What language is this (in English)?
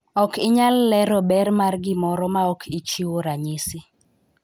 Luo (Kenya and Tanzania)